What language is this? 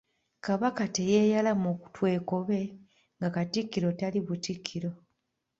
Ganda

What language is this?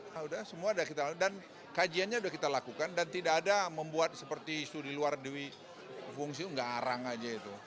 Indonesian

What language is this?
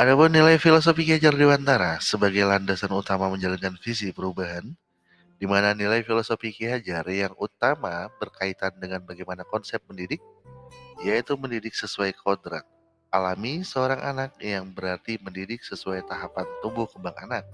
Indonesian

